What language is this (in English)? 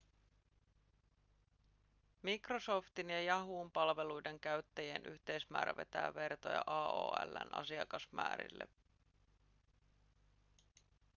Finnish